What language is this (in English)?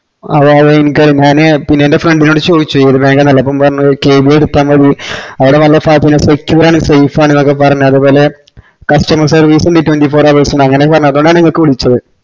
Malayalam